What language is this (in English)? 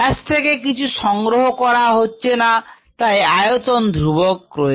Bangla